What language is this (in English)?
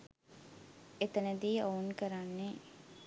Sinhala